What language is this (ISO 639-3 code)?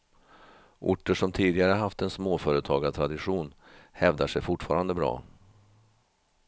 swe